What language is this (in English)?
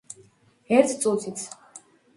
Georgian